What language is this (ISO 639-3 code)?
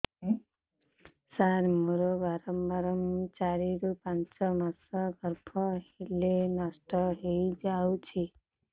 ori